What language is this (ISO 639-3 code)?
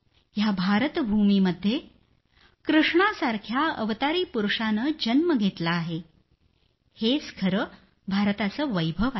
mar